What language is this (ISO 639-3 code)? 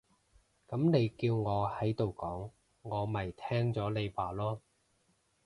yue